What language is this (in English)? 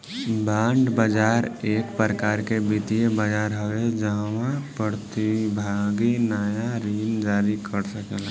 Bhojpuri